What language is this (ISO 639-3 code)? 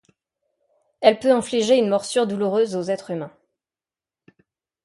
fra